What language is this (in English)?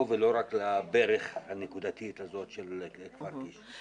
Hebrew